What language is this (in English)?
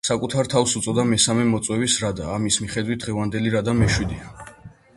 Georgian